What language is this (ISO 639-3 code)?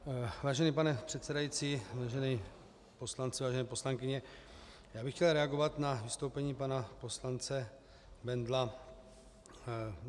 ces